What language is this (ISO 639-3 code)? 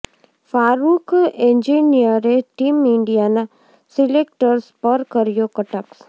guj